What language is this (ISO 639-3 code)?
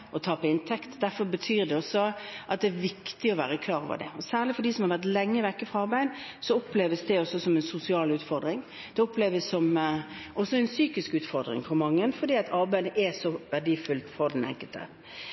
nob